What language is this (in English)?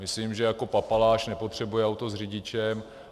Czech